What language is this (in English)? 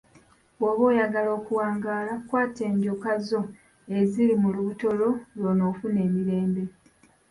Ganda